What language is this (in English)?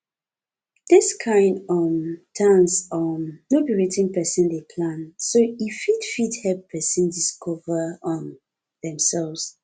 Nigerian Pidgin